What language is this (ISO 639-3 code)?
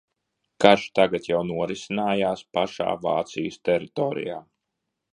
lav